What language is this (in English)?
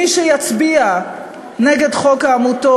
Hebrew